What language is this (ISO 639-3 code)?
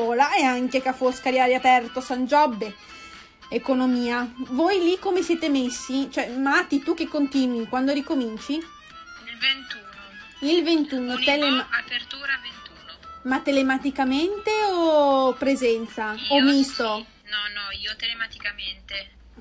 ita